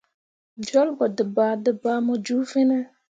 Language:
Mundang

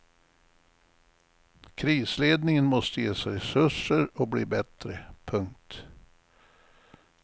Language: Swedish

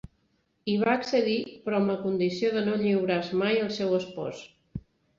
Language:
Catalan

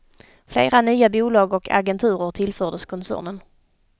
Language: Swedish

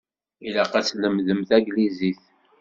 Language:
Kabyle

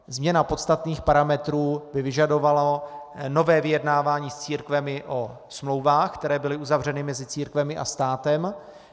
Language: Czech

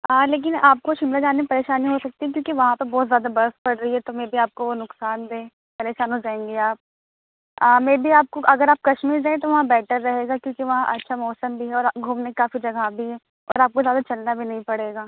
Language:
Urdu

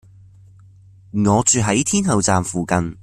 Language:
Cantonese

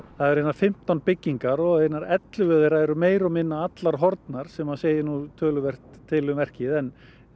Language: Icelandic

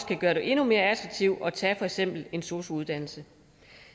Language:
Danish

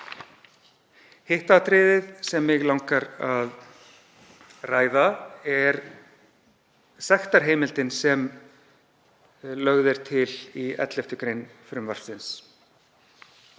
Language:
Icelandic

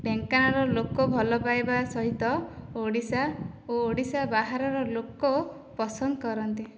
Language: Odia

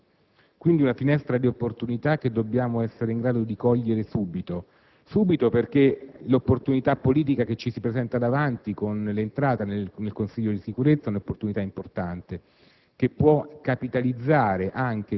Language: Italian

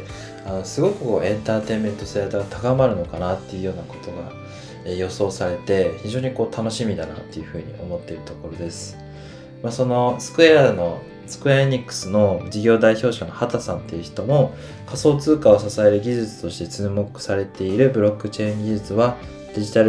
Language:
Japanese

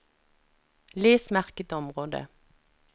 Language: Norwegian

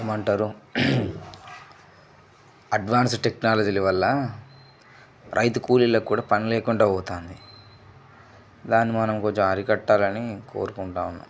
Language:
Telugu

